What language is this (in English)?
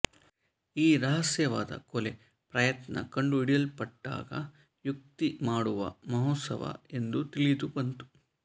Kannada